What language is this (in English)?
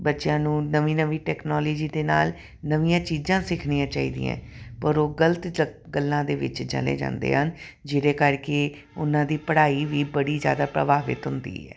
Punjabi